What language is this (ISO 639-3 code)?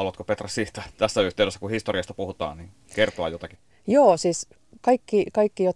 fin